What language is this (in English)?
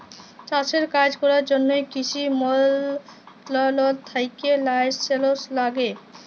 Bangla